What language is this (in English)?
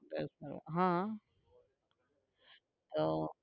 Gujarati